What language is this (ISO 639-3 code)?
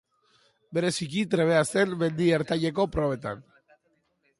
eus